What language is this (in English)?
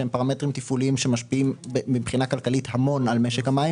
Hebrew